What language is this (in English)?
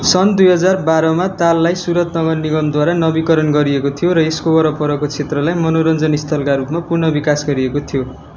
Nepali